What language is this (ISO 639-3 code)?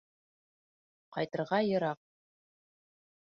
bak